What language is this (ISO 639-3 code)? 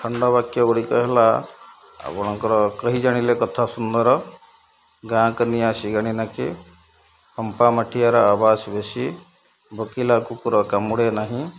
ori